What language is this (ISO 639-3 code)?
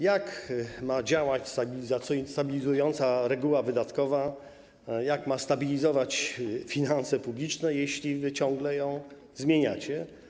pol